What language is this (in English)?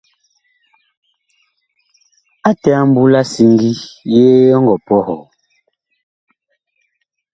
Bakoko